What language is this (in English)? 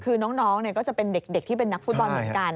Thai